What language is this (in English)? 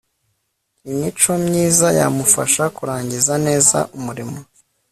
Kinyarwanda